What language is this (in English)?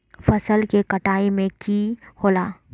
Magahi